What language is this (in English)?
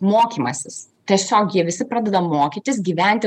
Lithuanian